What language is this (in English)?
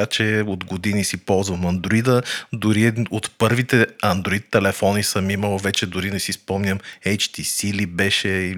Bulgarian